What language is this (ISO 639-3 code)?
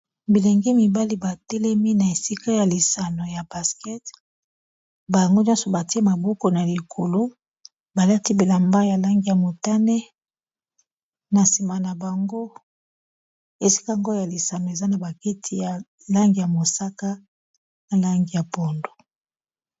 lin